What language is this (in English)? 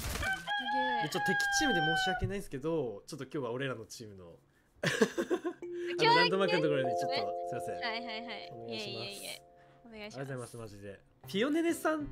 Japanese